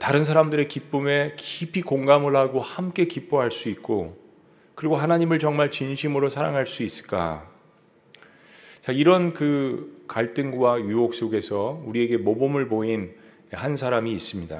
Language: Korean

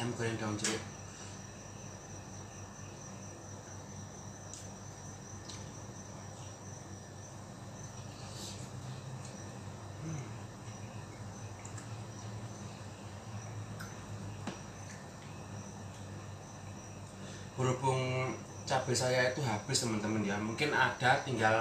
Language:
Indonesian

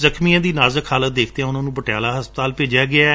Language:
Punjabi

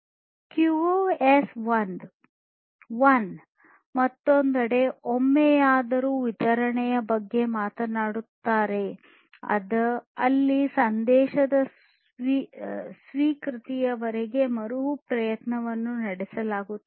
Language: Kannada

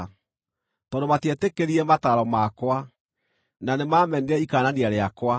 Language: Kikuyu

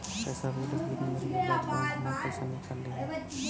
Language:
Bhojpuri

